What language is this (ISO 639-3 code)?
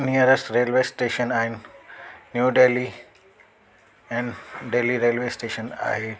snd